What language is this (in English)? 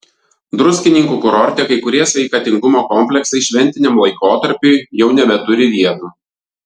Lithuanian